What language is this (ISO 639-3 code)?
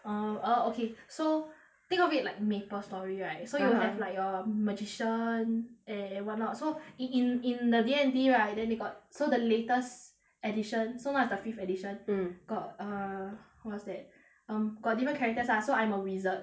eng